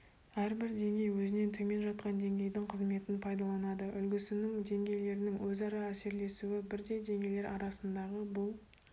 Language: Kazakh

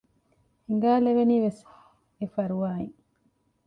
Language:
Divehi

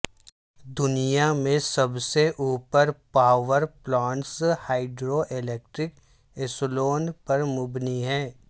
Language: Urdu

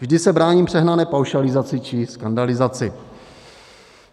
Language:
Czech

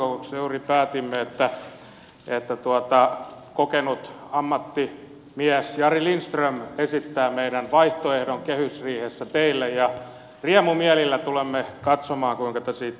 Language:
Finnish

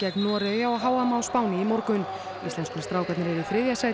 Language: Icelandic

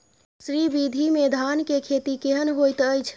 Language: Maithili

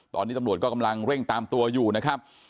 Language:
Thai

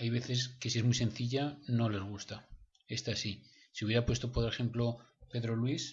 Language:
Spanish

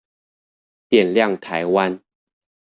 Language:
Chinese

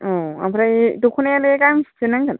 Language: Bodo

